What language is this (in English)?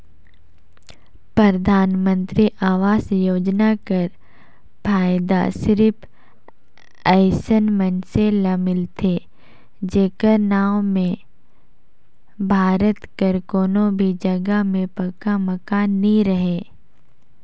Chhattisgarhi